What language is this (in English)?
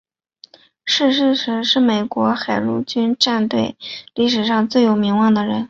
Chinese